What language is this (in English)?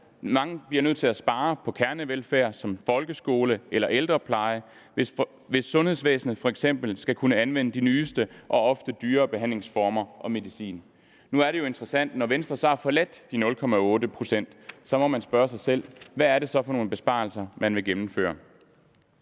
Danish